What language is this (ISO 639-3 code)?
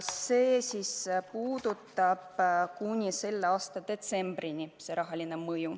est